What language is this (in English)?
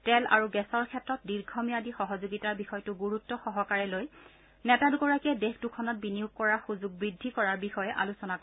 Assamese